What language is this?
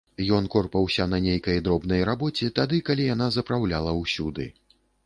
Belarusian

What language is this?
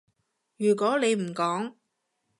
Cantonese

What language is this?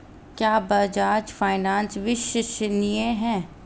Hindi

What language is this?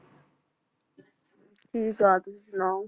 Punjabi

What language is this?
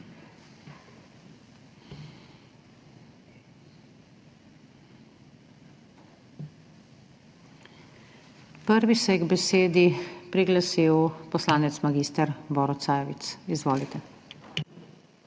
Slovenian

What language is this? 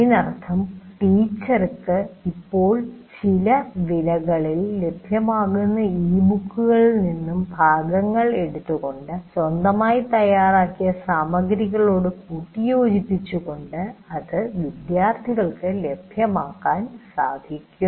Malayalam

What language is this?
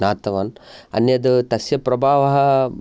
Sanskrit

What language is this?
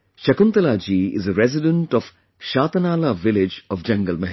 English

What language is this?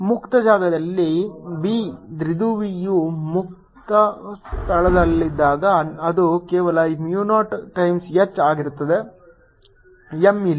Kannada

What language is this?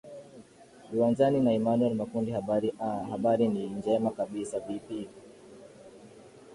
Swahili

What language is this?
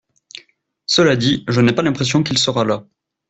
French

